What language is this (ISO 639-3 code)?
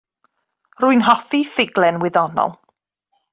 cym